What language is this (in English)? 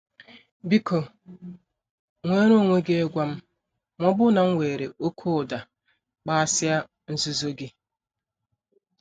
Igbo